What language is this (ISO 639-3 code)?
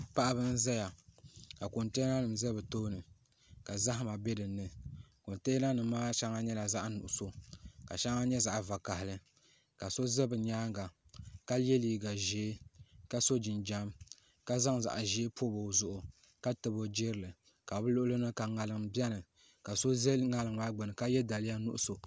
dag